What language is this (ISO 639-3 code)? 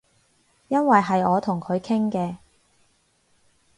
yue